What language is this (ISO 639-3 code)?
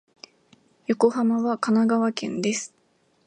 jpn